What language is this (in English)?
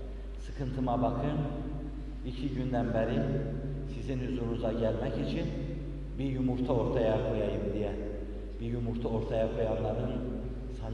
Turkish